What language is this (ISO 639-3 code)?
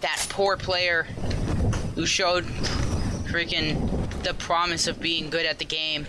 eng